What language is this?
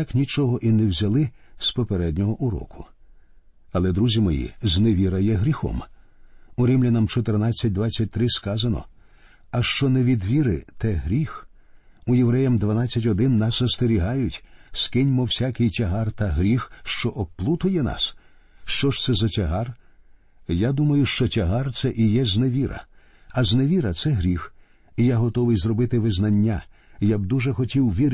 Ukrainian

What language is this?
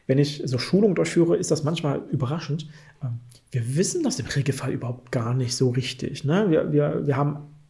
German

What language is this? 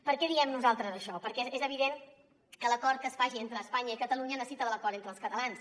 Catalan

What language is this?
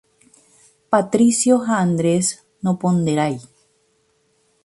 Guarani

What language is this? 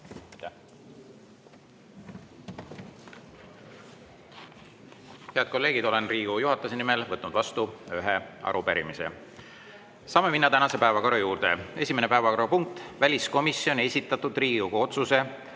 Estonian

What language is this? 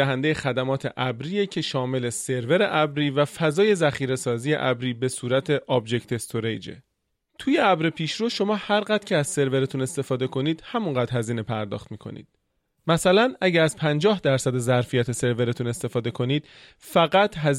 Persian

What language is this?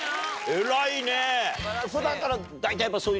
Japanese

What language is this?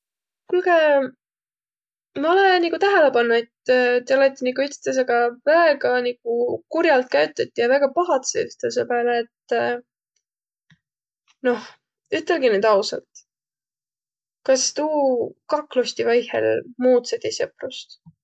Võro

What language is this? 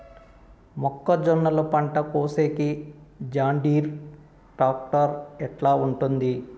Telugu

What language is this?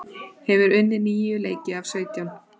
Icelandic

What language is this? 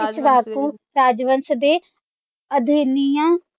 Punjabi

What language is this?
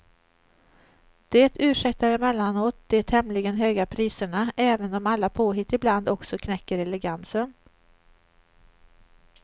Swedish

